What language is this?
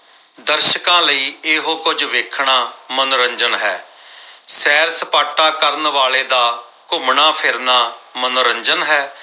Punjabi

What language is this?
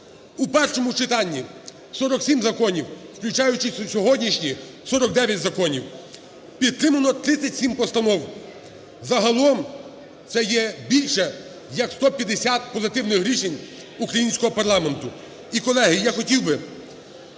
Ukrainian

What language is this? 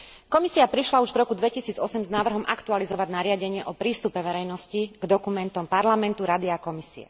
Slovak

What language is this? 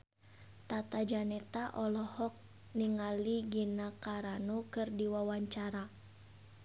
Sundanese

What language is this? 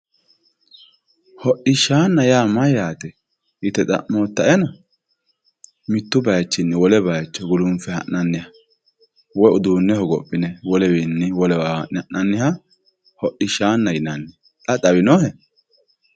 Sidamo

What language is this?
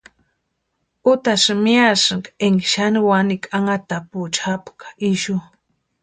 Western Highland Purepecha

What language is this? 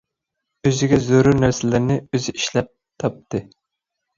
Uyghur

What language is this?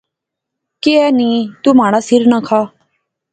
Pahari-Potwari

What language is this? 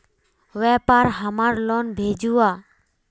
Magahi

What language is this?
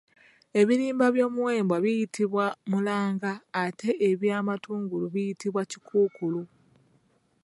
Ganda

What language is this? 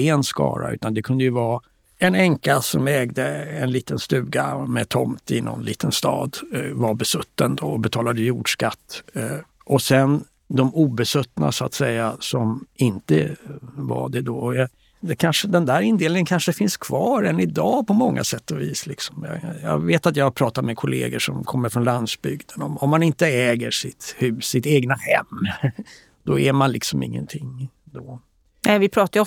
Swedish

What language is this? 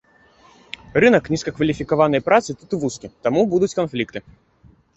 Belarusian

